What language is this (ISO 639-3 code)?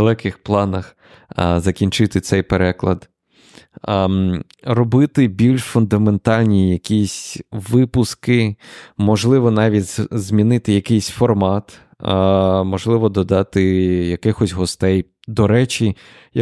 ukr